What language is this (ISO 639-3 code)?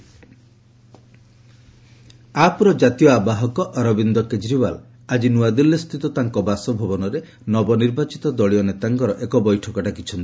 ori